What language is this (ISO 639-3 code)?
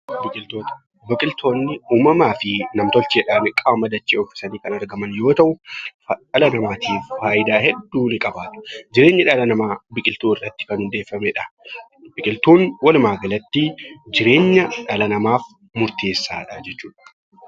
orm